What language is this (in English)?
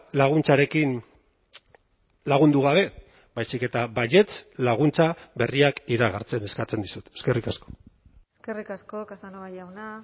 Basque